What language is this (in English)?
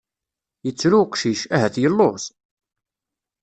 Kabyle